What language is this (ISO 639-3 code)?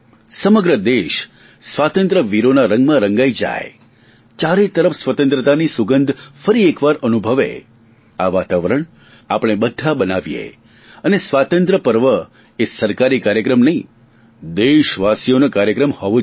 guj